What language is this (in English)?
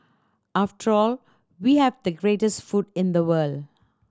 English